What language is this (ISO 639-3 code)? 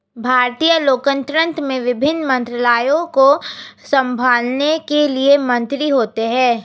hin